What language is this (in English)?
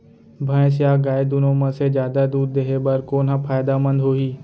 Chhattisgarhi